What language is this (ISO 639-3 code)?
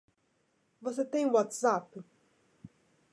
por